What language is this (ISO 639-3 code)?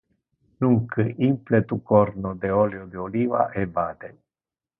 ina